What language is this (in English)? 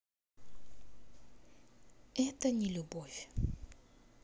Russian